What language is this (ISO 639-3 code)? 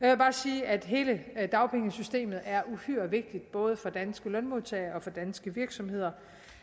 dan